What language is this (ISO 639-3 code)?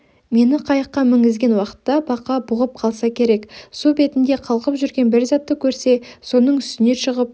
kaz